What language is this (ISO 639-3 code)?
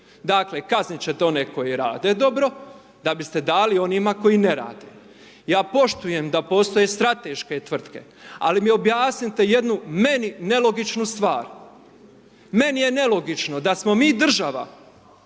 hrv